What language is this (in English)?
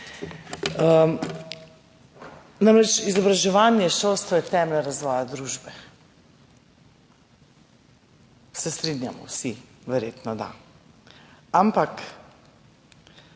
Slovenian